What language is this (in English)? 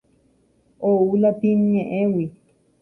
Guarani